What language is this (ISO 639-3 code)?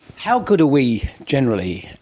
eng